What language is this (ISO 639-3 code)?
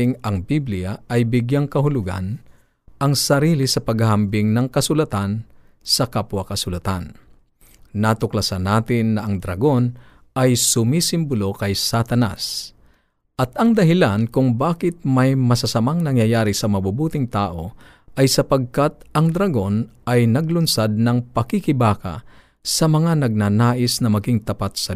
fil